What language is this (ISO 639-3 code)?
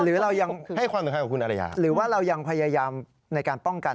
tha